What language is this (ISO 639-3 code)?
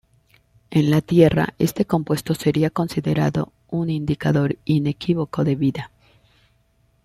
spa